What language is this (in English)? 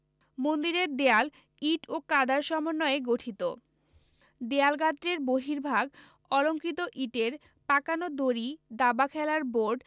Bangla